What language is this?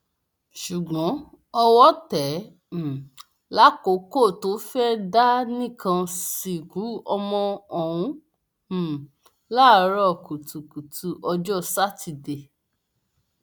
Yoruba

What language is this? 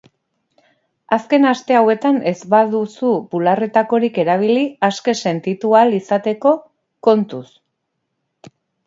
Basque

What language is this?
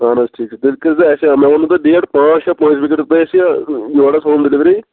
Kashmiri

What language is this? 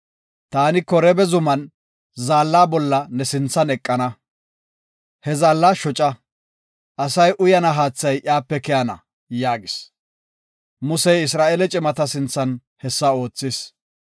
Gofa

